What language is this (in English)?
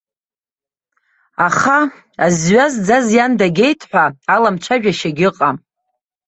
Abkhazian